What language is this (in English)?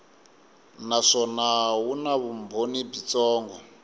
Tsonga